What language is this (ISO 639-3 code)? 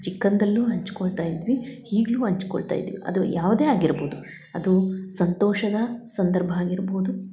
kan